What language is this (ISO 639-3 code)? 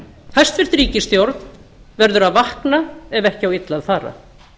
isl